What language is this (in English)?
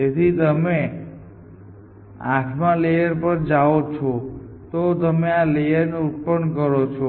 Gujarati